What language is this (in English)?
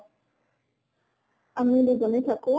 Assamese